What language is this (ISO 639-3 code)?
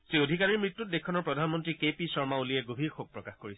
asm